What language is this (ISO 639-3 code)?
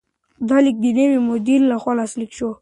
pus